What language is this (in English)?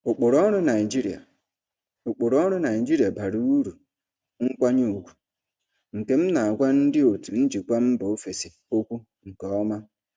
Igbo